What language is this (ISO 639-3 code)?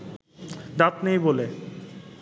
ben